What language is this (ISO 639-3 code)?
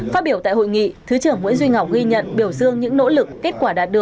vie